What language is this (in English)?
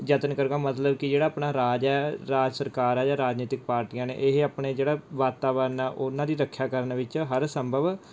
Punjabi